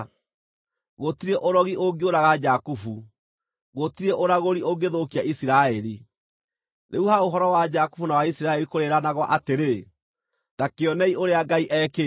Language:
Kikuyu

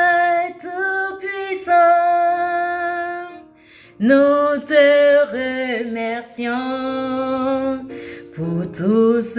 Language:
French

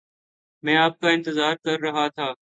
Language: Urdu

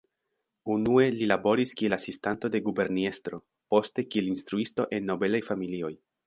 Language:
Esperanto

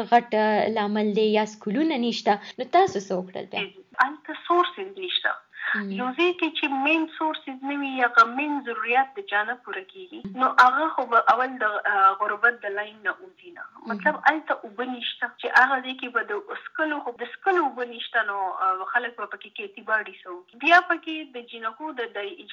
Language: Urdu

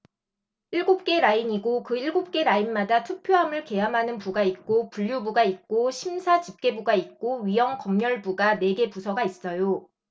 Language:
Korean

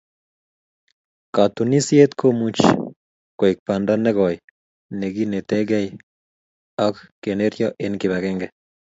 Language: Kalenjin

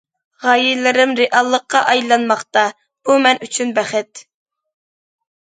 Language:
Uyghur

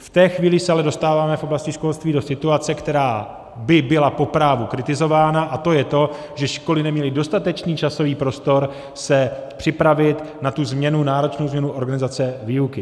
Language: Czech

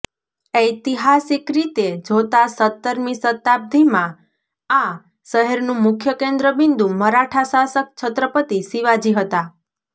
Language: Gujarati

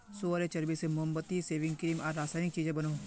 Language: Magahi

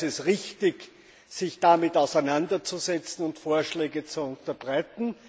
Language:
German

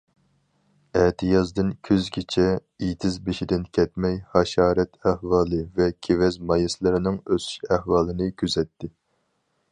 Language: Uyghur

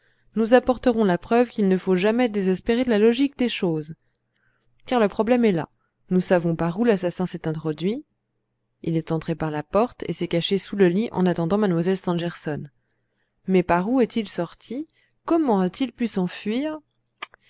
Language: French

